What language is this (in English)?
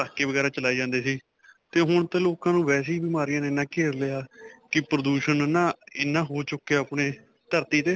Punjabi